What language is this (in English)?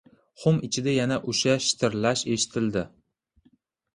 Uzbek